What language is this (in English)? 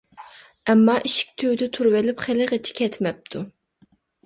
Uyghur